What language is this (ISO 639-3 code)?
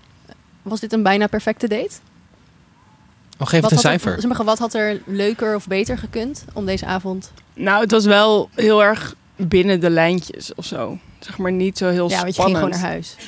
nld